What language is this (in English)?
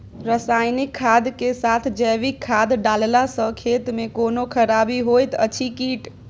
Maithili